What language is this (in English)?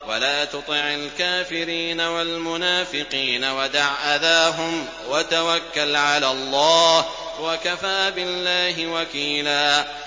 Arabic